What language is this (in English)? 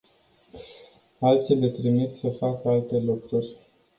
Romanian